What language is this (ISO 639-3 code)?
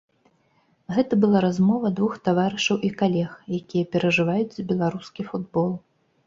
bel